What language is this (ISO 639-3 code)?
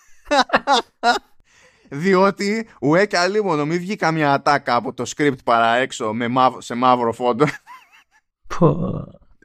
ell